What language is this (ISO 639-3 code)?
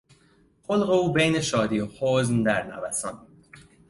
fas